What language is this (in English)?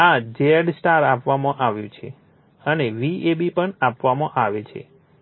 Gujarati